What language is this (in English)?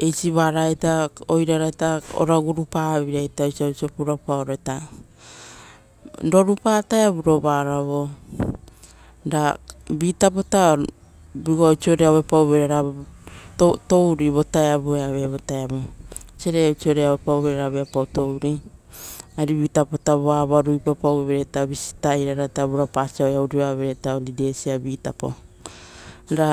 Rotokas